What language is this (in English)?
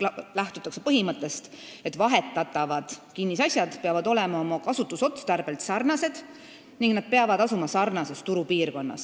Estonian